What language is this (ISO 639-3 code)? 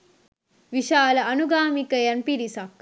sin